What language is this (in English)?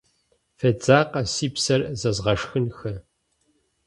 Kabardian